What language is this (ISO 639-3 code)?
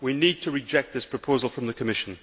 eng